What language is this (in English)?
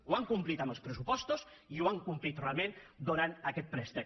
Catalan